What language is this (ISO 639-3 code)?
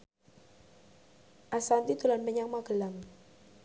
jav